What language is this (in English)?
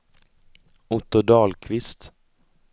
Swedish